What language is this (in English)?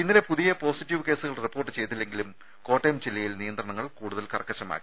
Malayalam